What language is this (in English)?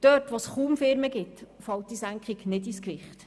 Swiss German